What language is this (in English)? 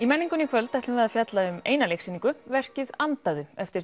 Icelandic